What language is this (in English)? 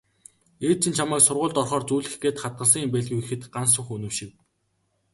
Mongolian